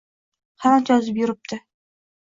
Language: Uzbek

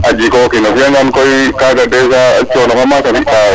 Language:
Serer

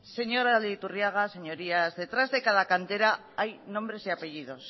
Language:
Spanish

